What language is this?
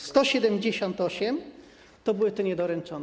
Polish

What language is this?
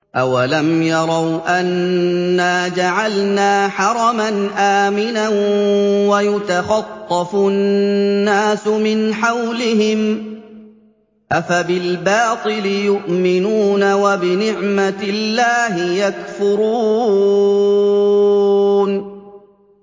Arabic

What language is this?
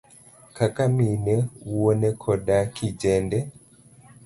Luo (Kenya and Tanzania)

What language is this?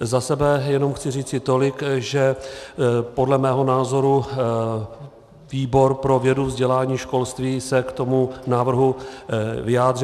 Czech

